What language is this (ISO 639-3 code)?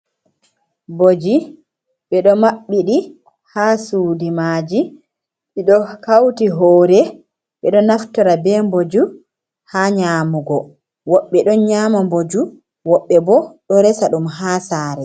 ful